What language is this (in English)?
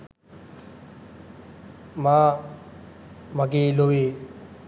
Sinhala